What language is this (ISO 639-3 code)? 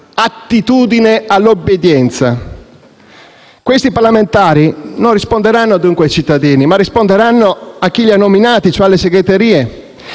ita